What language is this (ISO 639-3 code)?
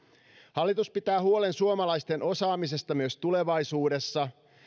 fin